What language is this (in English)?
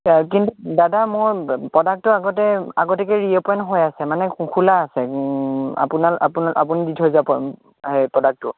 Assamese